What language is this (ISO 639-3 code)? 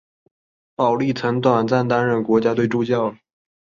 zho